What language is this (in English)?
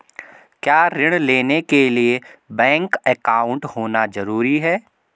Hindi